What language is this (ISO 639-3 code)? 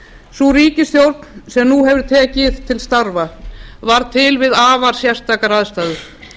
isl